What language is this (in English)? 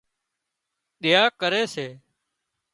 Wadiyara Koli